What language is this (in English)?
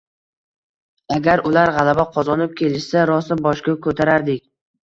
Uzbek